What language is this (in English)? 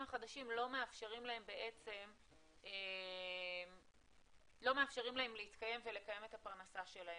Hebrew